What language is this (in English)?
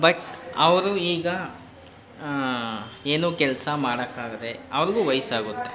Kannada